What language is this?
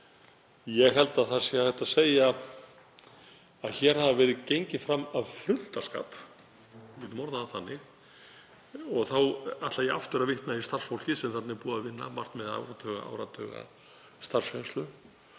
Icelandic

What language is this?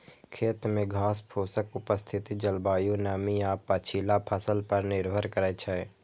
Maithili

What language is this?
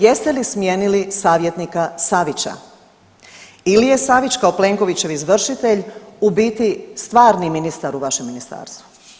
Croatian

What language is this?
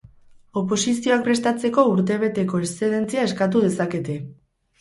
Basque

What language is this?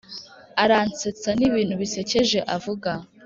Kinyarwanda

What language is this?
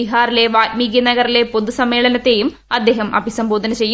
Malayalam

